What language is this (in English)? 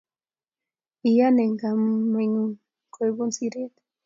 Kalenjin